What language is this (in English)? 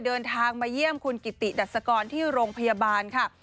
Thai